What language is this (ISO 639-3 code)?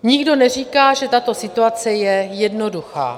ces